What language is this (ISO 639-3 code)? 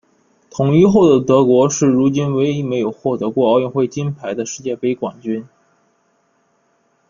zho